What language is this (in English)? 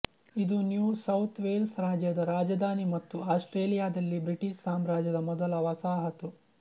Kannada